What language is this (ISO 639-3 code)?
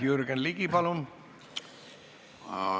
est